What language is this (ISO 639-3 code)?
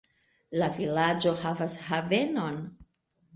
epo